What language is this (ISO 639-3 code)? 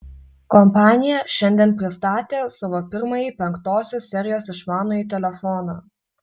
lit